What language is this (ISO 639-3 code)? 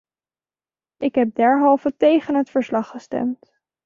nld